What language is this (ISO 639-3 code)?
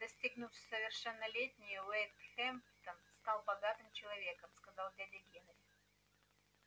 rus